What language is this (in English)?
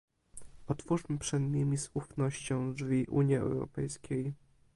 Polish